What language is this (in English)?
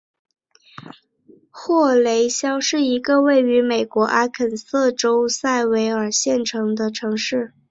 Chinese